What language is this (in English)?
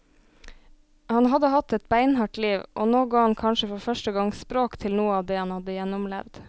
Norwegian